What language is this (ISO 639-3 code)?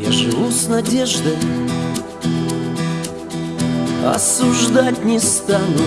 rus